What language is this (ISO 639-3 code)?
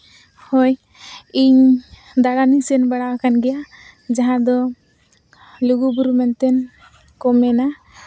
sat